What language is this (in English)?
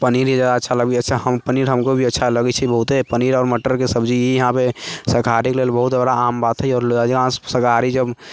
Maithili